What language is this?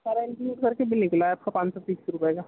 Urdu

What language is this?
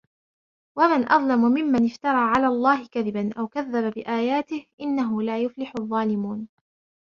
Arabic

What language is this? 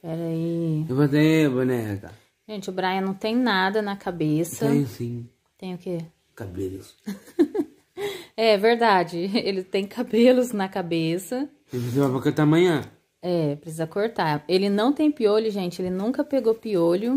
Portuguese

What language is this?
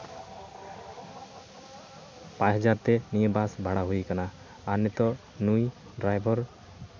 Santali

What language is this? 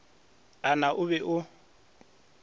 Northern Sotho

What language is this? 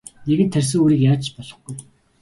Mongolian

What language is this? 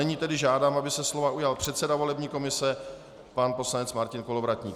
Czech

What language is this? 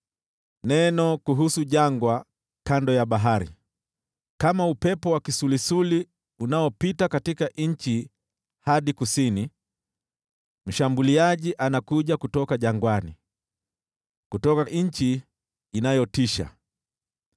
Swahili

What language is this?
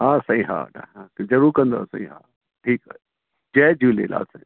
Sindhi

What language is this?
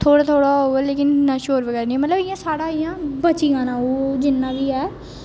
Dogri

